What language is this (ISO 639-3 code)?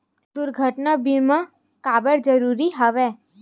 hne